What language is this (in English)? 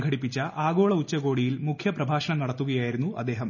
Malayalam